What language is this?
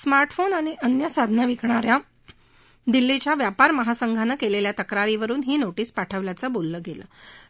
Marathi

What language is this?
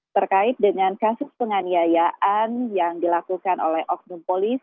Indonesian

